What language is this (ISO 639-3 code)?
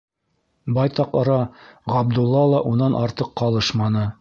bak